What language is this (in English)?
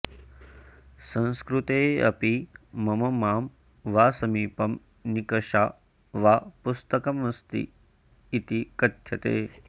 Sanskrit